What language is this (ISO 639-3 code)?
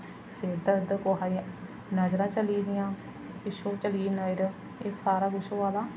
doi